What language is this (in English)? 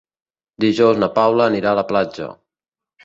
Catalan